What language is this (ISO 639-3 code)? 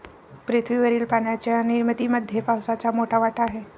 mar